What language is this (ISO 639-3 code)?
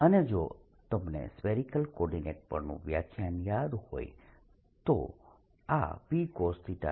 guj